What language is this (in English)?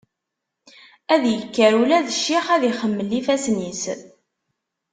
Kabyle